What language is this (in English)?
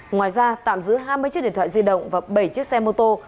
Vietnamese